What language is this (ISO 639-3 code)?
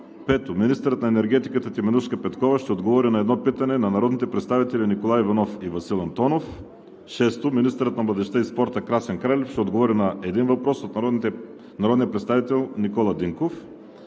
bul